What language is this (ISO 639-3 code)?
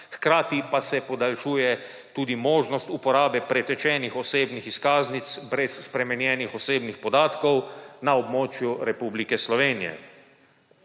slv